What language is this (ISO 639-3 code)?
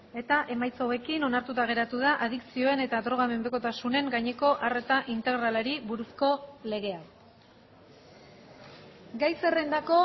eus